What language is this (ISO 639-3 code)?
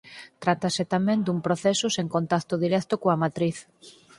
glg